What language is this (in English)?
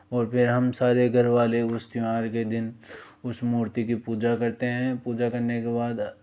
Hindi